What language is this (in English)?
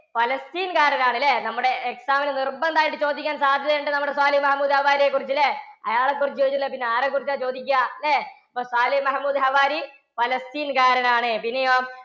Malayalam